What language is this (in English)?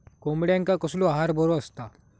Marathi